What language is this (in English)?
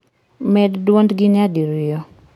Luo (Kenya and Tanzania)